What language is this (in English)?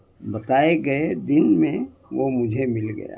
Urdu